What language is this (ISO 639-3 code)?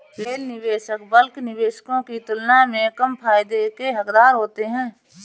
hin